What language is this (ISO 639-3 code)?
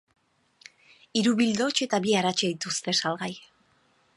eus